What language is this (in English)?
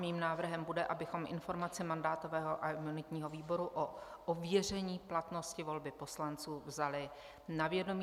Czech